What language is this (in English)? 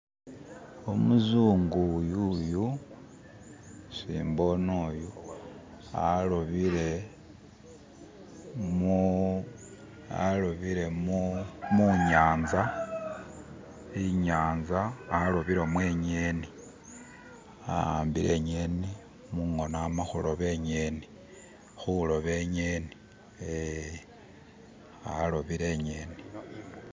Masaaba